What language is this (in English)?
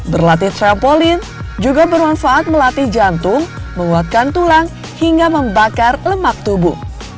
Indonesian